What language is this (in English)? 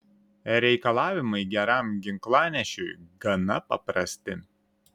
Lithuanian